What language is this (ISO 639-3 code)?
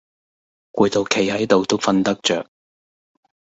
yue